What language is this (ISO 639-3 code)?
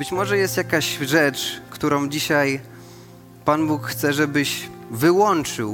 pol